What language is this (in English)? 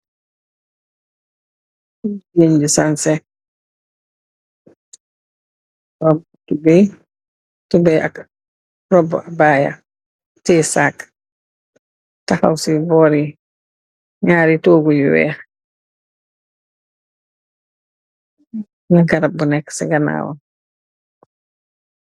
Wolof